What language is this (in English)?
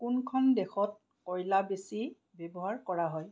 Assamese